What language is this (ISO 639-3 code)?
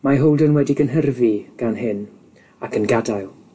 cym